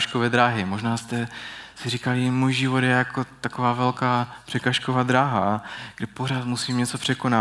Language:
Czech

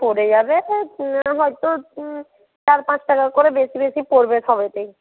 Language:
Bangla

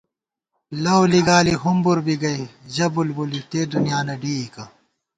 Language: Gawar-Bati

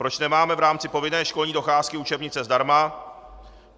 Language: Czech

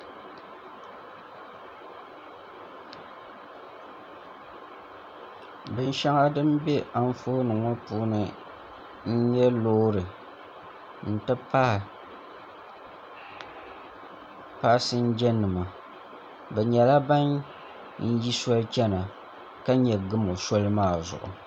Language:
Dagbani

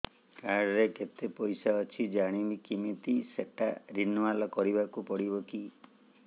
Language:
Odia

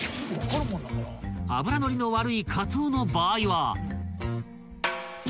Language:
Japanese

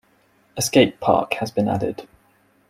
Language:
English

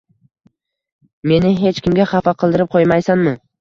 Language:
Uzbek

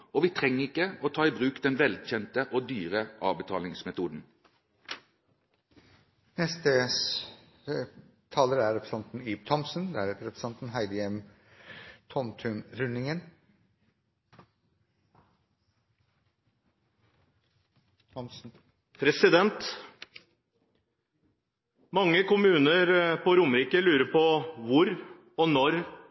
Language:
Norwegian Bokmål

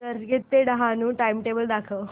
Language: Marathi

